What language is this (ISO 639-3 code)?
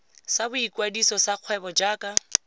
tsn